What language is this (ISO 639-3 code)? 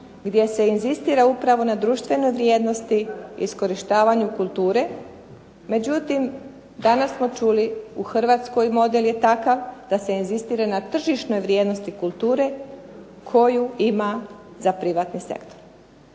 hrv